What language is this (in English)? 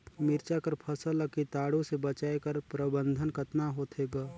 Chhattisgarhi